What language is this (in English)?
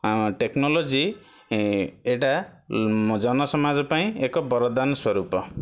Odia